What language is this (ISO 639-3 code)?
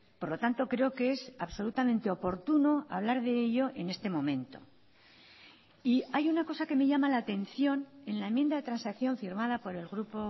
spa